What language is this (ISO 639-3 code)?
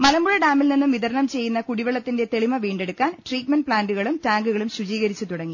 mal